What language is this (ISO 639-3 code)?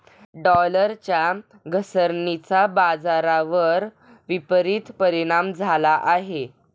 mar